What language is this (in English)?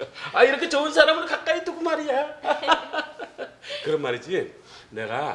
Korean